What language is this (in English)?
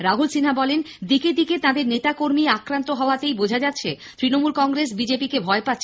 Bangla